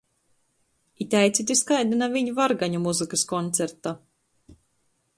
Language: Latgalian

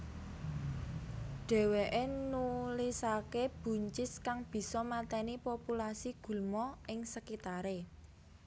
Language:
Javanese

